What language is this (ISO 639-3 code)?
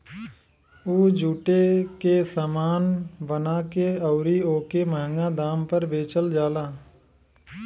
bho